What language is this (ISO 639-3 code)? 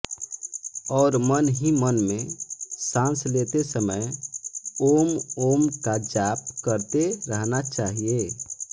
hin